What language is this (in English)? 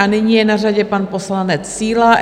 Czech